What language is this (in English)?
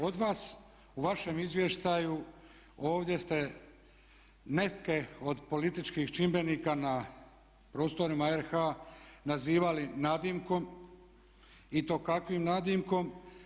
Croatian